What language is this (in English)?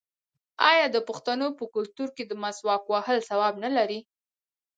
Pashto